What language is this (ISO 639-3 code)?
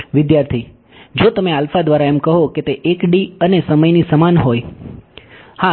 guj